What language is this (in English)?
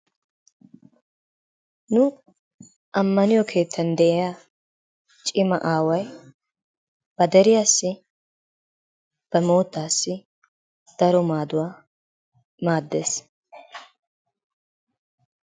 Wolaytta